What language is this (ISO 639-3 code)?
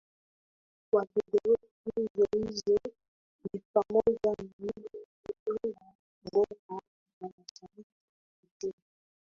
swa